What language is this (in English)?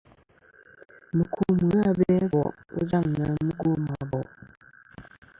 Kom